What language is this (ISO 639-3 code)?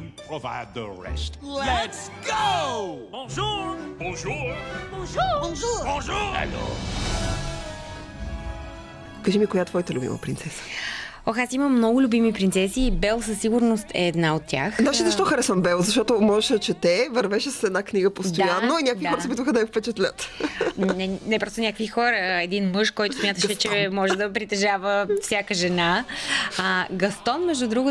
bul